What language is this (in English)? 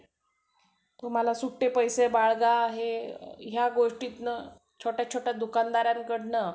Marathi